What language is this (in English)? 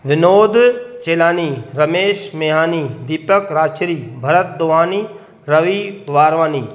Sindhi